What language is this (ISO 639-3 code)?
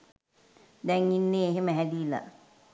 sin